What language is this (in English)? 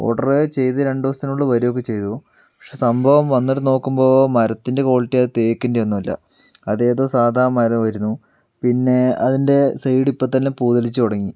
Malayalam